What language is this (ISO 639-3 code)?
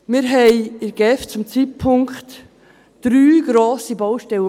gsw